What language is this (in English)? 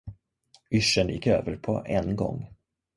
Swedish